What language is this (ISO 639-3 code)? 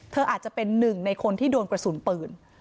tha